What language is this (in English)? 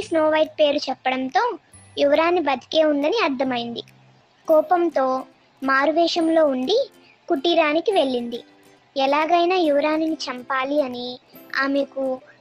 Telugu